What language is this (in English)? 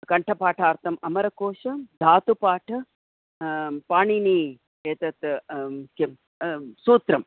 Sanskrit